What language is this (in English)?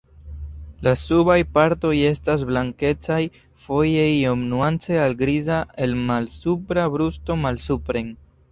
Esperanto